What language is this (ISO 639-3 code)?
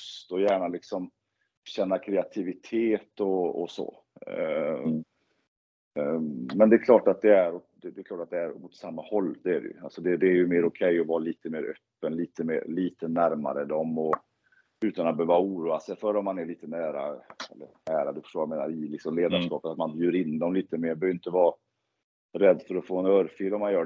swe